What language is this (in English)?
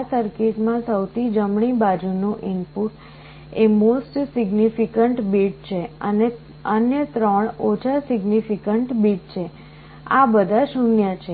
Gujarati